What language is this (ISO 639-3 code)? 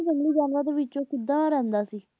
pan